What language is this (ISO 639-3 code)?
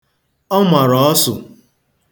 ibo